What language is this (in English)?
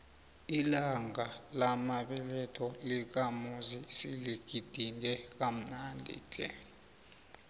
South Ndebele